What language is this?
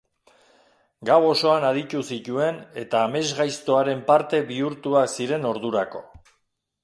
Basque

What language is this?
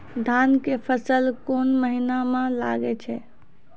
Maithili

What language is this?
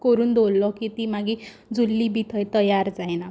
Konkani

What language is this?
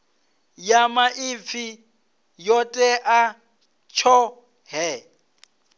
Venda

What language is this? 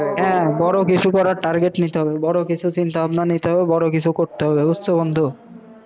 Bangla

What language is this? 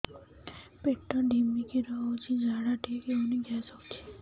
Odia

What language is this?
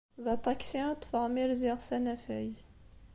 Kabyle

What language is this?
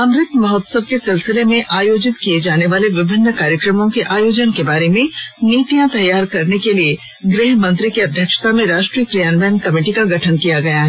Hindi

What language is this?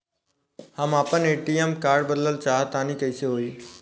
Bhojpuri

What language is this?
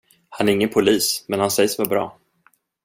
Swedish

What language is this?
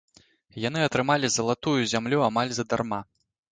Belarusian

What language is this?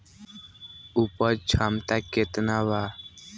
Bhojpuri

